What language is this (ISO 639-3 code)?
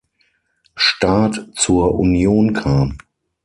deu